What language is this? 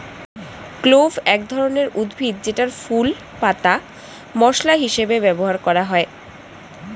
Bangla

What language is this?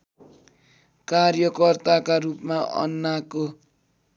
Nepali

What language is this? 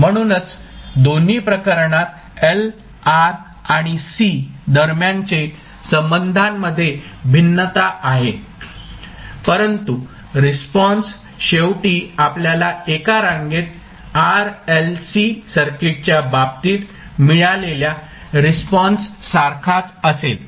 Marathi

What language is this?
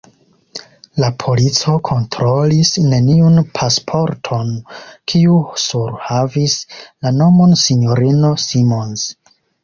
Esperanto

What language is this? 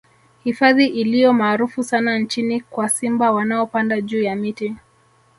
Swahili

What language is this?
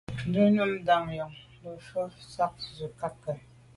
Medumba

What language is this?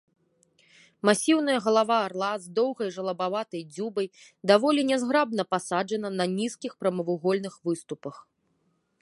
Belarusian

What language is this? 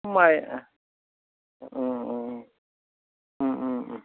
Bodo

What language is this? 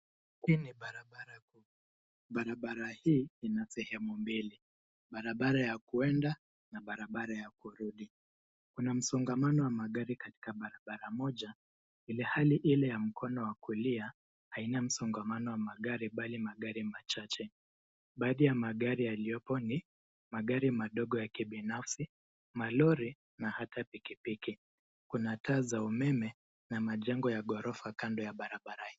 Swahili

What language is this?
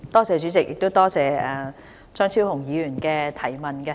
Cantonese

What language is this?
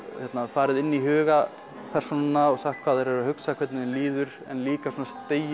Icelandic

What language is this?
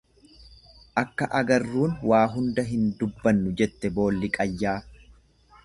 Oromo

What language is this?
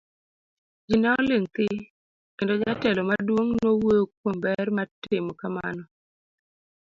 Luo (Kenya and Tanzania)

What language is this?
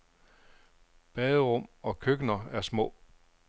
Danish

